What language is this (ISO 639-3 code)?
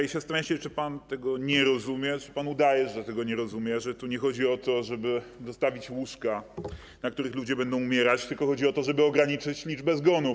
pol